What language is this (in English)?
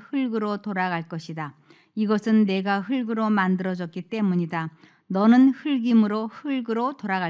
Korean